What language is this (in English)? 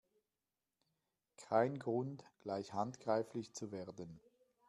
German